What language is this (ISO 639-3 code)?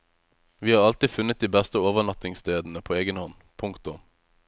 nor